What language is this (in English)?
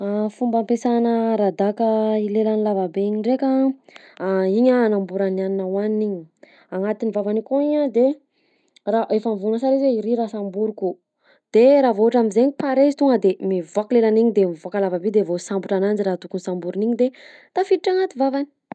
Southern Betsimisaraka Malagasy